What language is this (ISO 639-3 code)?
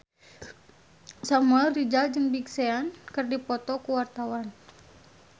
sun